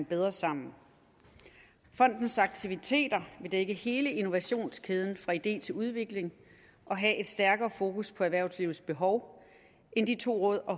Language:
Danish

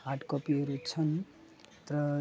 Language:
Nepali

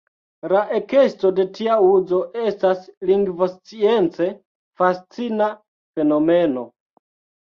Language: Esperanto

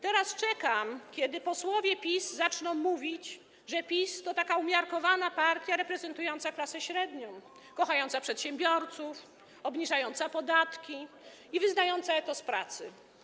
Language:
Polish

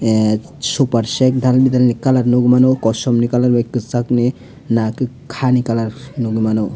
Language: Kok Borok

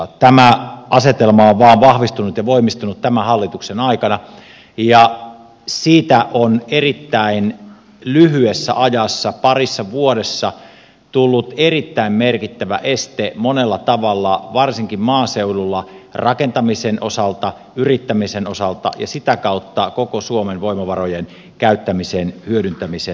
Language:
Finnish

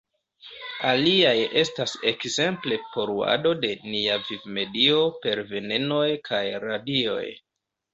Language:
Esperanto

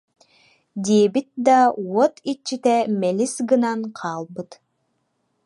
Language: Yakut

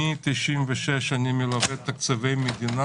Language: Hebrew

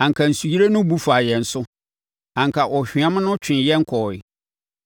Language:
Akan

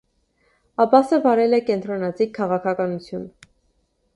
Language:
Armenian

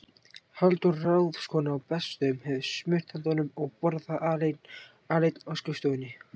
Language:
Icelandic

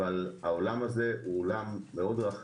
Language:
Hebrew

